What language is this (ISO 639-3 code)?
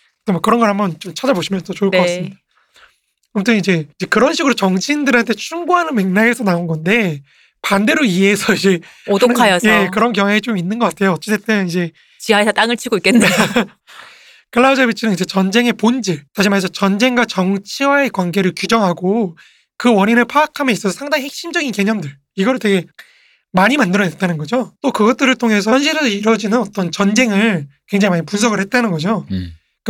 kor